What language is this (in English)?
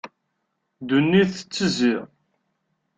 Kabyle